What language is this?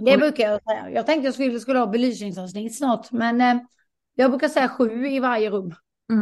Swedish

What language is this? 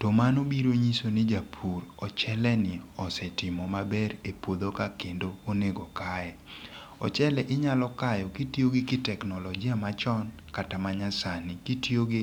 Luo (Kenya and Tanzania)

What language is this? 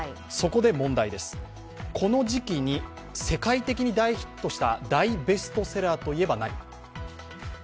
Japanese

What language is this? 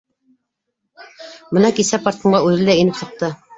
Bashkir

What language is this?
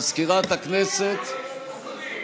Hebrew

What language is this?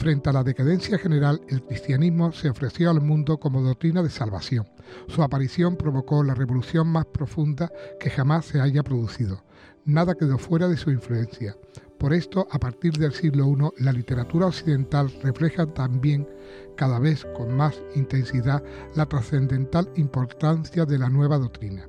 Spanish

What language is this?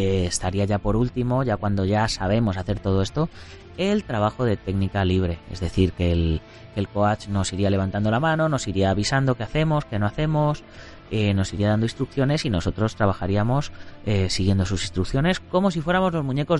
Spanish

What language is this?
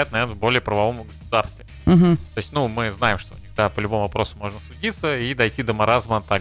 Russian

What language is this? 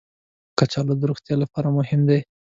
Pashto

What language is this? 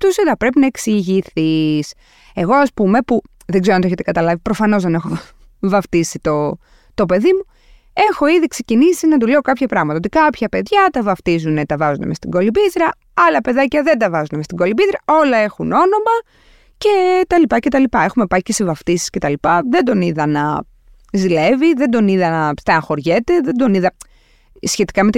Greek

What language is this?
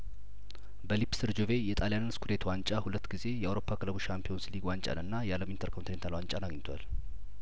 Amharic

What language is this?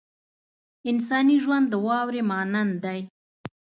Pashto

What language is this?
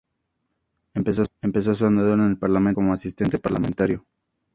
Spanish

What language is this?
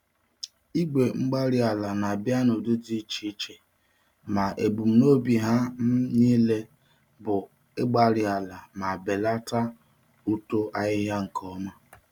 Igbo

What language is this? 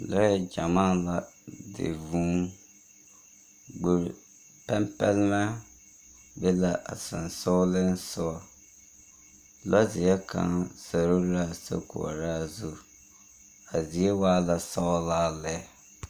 Southern Dagaare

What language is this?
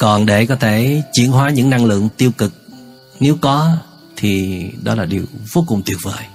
Vietnamese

